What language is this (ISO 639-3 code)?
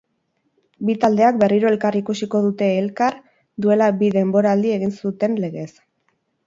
eus